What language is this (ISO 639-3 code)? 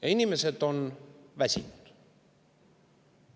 est